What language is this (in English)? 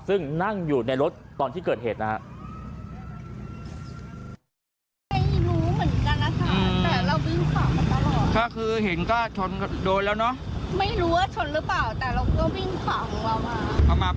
Thai